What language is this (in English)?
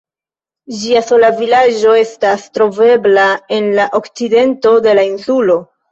Esperanto